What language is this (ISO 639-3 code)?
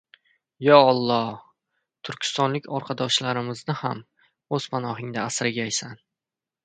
uzb